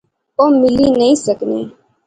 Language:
Pahari-Potwari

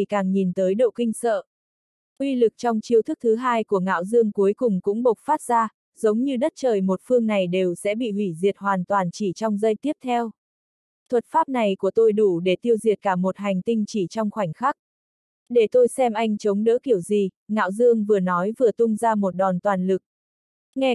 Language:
Vietnamese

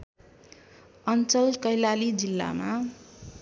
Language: Nepali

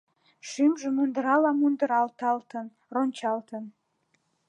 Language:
Mari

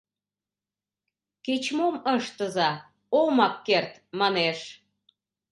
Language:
Mari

